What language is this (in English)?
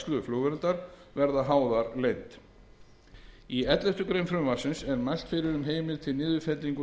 Icelandic